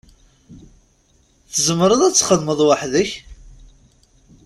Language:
Kabyle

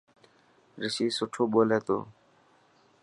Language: Dhatki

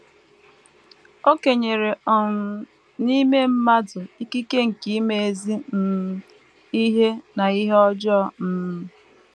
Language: Igbo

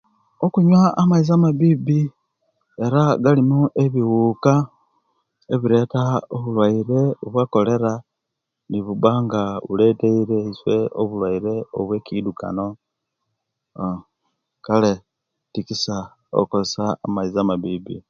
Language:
Kenyi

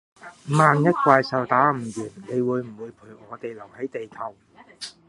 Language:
Cantonese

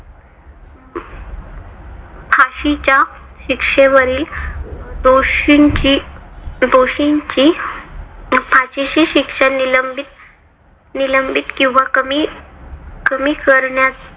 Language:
Marathi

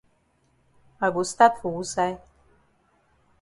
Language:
Cameroon Pidgin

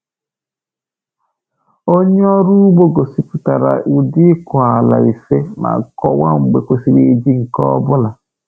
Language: Igbo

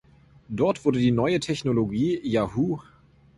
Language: German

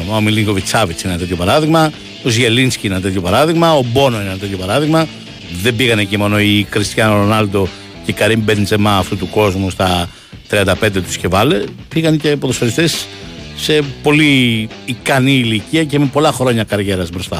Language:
Greek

